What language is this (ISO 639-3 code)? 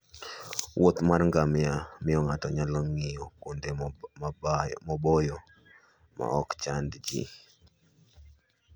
luo